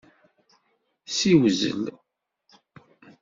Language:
Kabyle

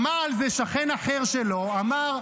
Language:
Hebrew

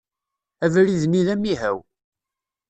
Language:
Kabyle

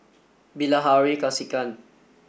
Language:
English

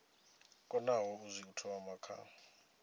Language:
Venda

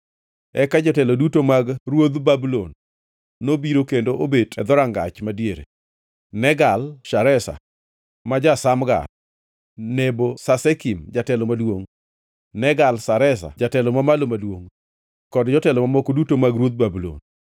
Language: Luo (Kenya and Tanzania)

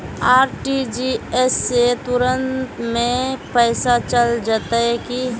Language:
Magahi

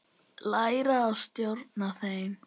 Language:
Icelandic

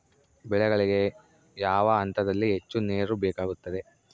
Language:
Kannada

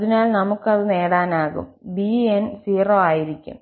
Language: Malayalam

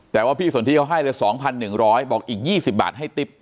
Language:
Thai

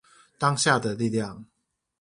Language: Chinese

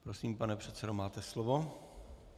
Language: Czech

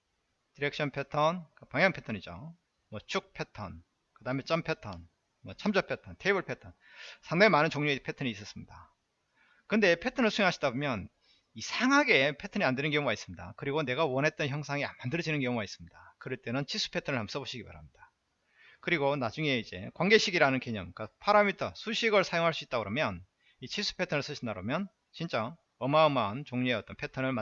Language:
Korean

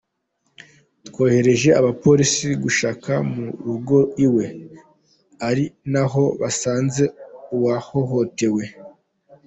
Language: Kinyarwanda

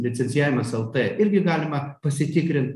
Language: Lithuanian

